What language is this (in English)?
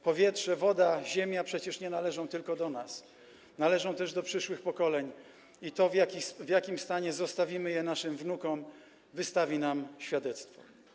Polish